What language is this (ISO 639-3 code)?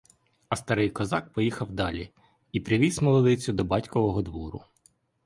ukr